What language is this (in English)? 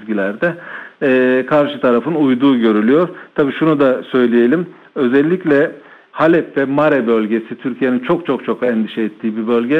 Turkish